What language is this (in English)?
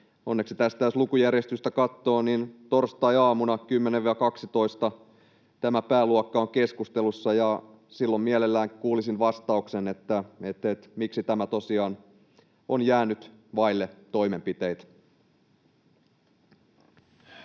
Finnish